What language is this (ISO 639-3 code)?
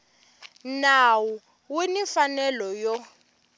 tso